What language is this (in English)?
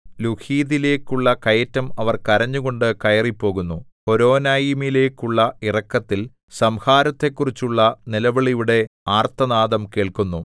Malayalam